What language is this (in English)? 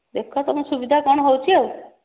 Odia